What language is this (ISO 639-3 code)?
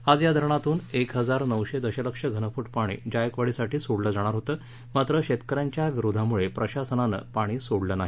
mar